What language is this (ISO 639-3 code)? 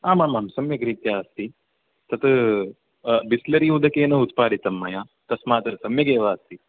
san